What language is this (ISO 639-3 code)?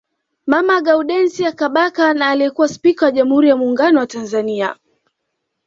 swa